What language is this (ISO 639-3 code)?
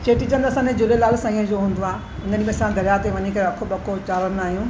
snd